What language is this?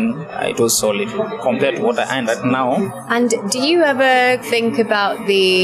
Bulgarian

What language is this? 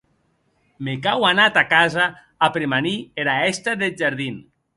Occitan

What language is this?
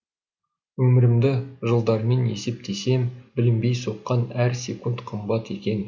Kazakh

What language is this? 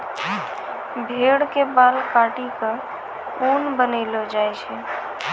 Maithili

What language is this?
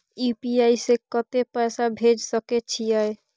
Maithili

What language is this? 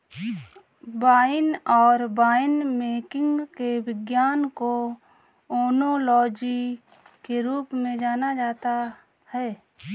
Hindi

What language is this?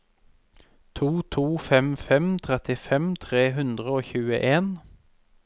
Norwegian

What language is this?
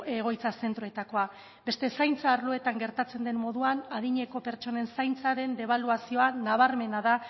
Basque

